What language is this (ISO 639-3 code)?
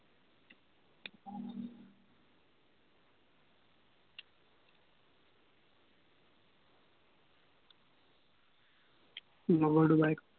asm